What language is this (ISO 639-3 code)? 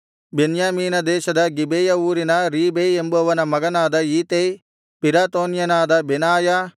kan